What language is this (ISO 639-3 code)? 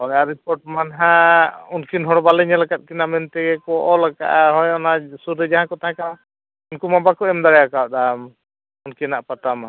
sat